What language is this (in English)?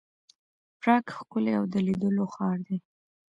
Pashto